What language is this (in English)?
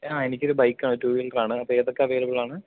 Malayalam